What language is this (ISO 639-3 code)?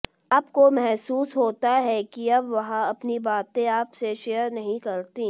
hin